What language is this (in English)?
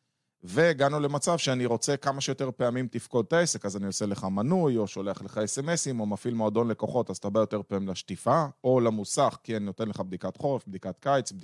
Hebrew